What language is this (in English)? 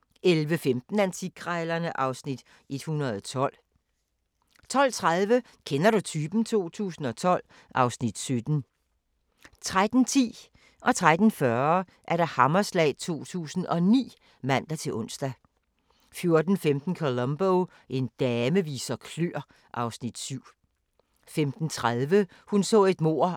Danish